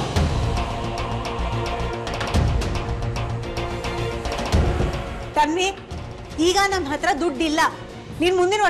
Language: Kannada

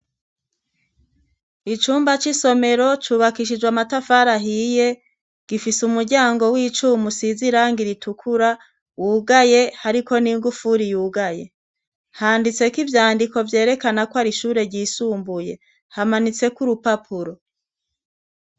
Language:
Rundi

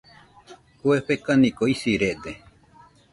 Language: Nüpode Huitoto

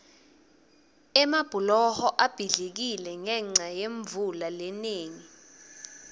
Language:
Swati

